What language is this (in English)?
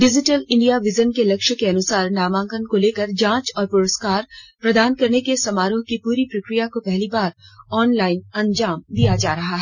Hindi